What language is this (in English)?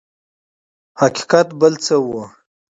Pashto